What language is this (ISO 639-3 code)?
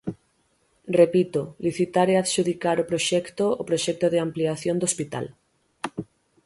glg